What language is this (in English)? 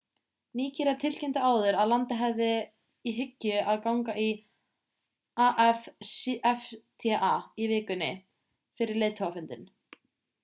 Icelandic